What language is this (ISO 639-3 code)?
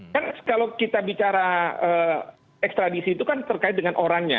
ind